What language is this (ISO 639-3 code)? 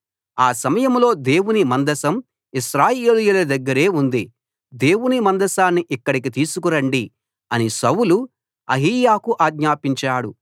tel